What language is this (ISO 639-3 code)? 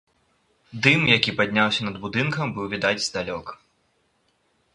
bel